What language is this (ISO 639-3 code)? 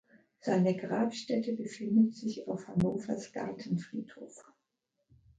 deu